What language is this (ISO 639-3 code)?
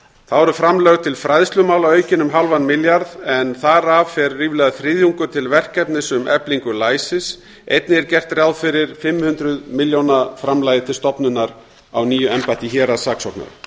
isl